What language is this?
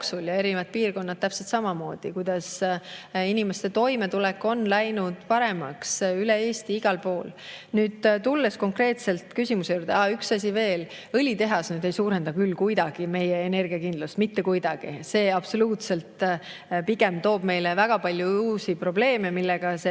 Estonian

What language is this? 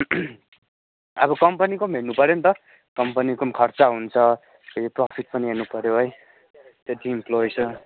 Nepali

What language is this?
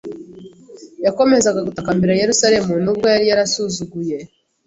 Kinyarwanda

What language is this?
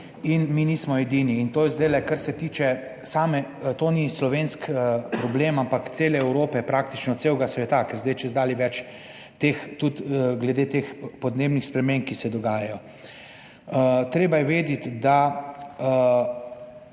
Slovenian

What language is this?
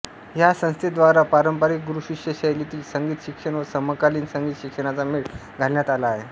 Marathi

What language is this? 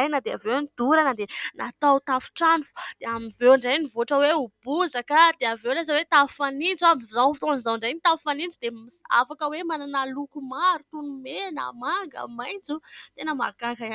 Malagasy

